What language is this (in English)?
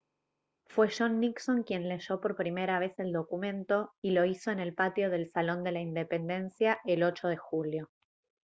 Spanish